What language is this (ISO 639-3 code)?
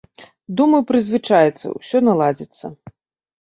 bel